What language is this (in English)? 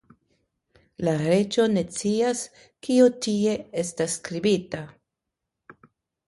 Esperanto